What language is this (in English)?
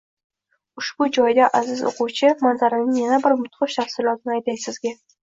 Uzbek